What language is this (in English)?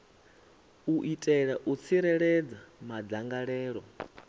Venda